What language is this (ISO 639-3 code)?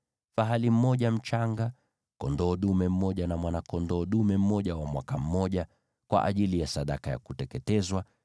swa